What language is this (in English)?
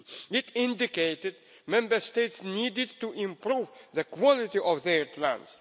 English